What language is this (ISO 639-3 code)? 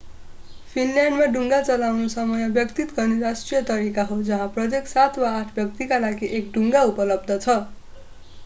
nep